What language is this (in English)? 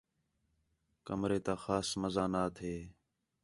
Khetrani